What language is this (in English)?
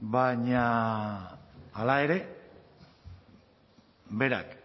Basque